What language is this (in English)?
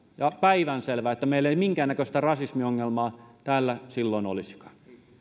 Finnish